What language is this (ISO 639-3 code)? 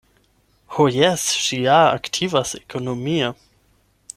epo